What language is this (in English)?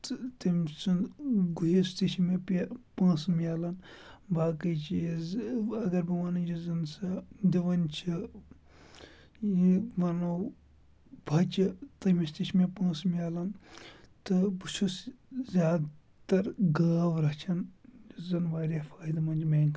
Kashmiri